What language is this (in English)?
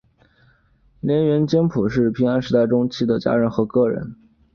Chinese